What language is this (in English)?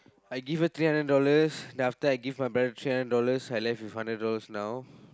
English